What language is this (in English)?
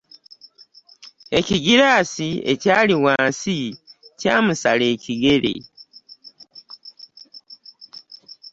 Ganda